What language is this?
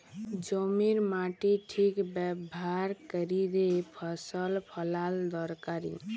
Bangla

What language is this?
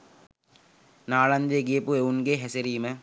Sinhala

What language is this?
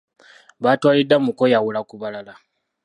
Ganda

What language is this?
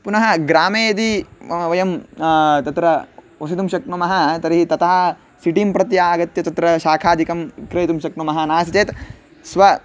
Sanskrit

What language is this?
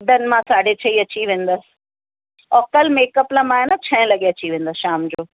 Sindhi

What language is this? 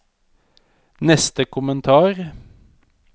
Norwegian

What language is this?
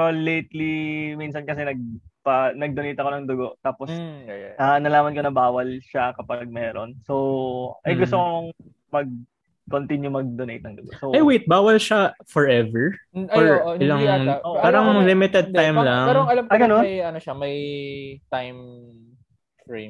Filipino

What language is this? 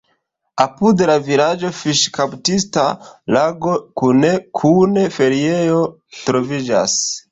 Esperanto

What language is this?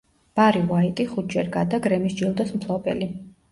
Georgian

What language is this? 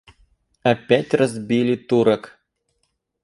Russian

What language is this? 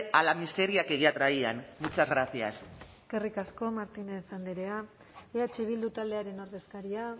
Basque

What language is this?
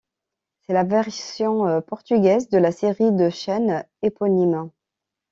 French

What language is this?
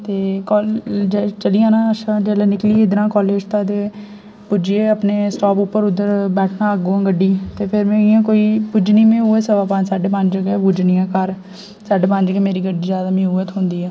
Dogri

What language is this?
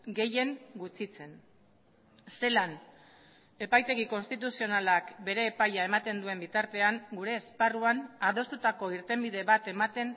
Basque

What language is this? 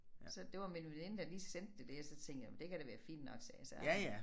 Danish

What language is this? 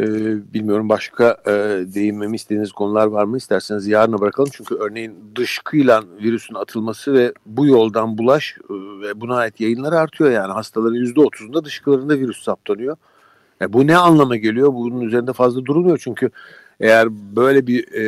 Turkish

